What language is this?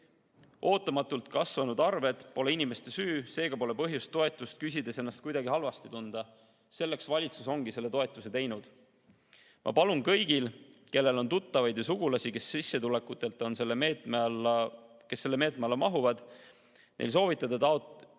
Estonian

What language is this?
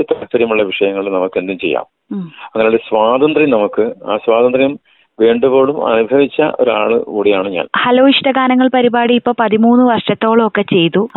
Malayalam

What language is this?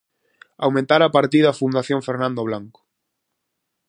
Galician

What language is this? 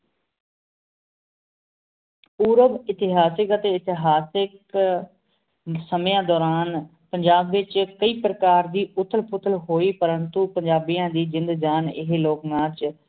Punjabi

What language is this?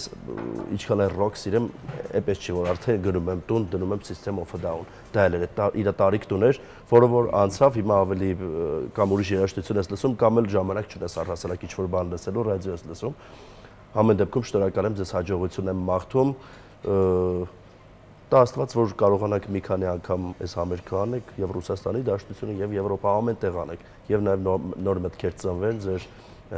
Romanian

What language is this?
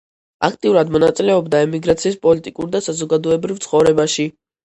Georgian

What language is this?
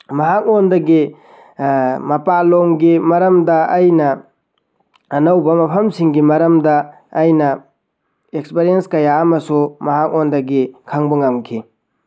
Manipuri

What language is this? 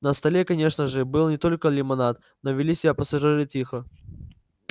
Russian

